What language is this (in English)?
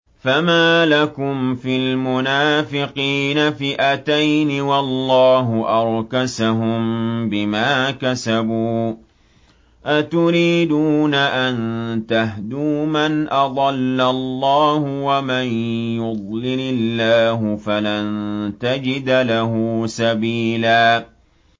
Arabic